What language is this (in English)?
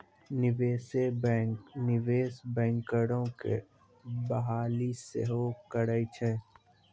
Maithili